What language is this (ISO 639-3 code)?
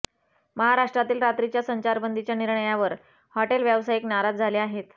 mar